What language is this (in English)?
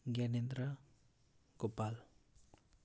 Nepali